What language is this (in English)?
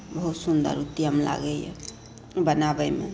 Maithili